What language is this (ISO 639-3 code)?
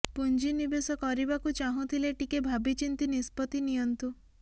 ori